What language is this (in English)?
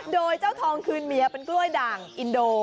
Thai